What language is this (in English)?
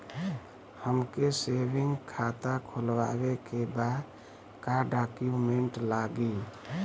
Bhojpuri